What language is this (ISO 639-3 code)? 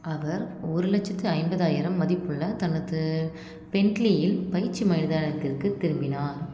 tam